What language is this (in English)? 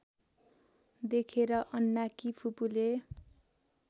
Nepali